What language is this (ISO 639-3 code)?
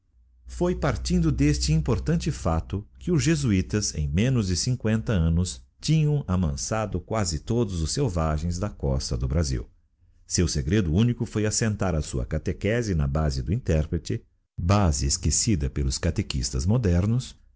por